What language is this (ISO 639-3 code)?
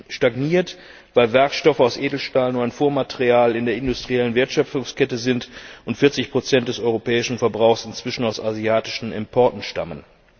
deu